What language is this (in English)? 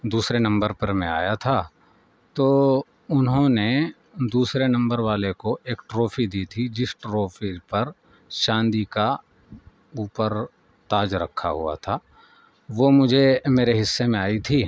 Urdu